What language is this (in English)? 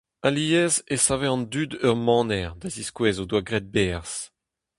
Breton